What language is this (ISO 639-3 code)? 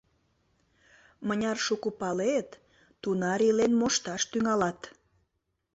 chm